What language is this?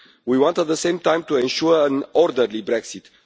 English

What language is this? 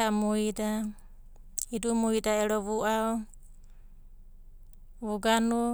Abadi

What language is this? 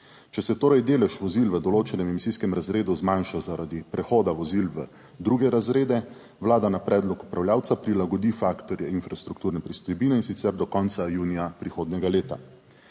Slovenian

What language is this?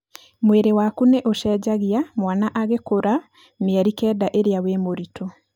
Kikuyu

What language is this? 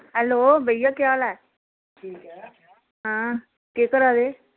Dogri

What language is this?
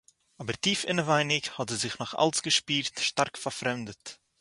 Yiddish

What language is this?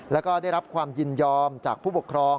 Thai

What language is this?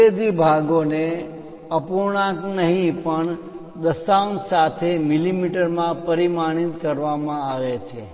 Gujarati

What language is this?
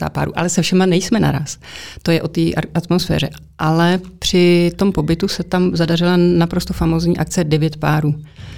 Czech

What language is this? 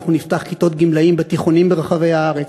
Hebrew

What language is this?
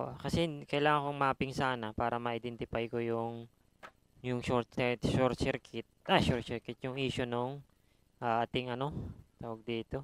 Filipino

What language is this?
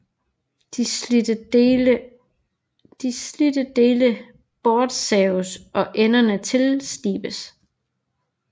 Danish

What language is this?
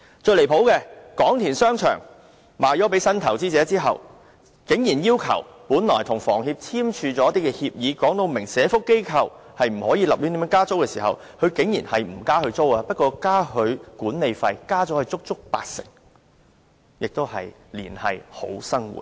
Cantonese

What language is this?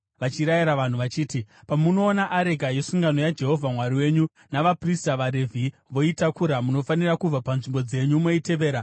Shona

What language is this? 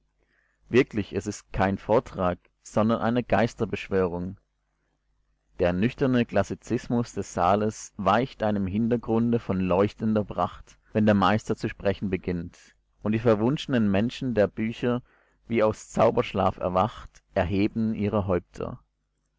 German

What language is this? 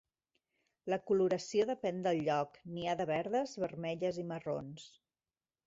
Catalan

